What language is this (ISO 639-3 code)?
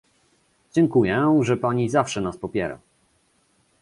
pol